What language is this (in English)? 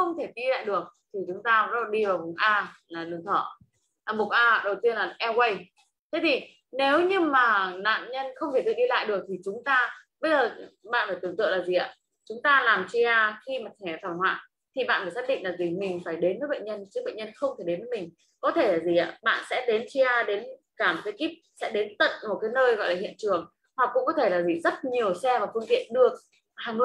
Vietnamese